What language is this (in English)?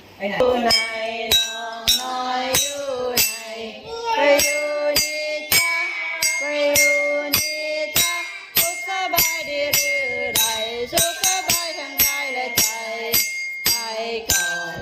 Thai